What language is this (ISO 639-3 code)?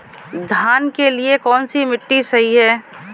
hin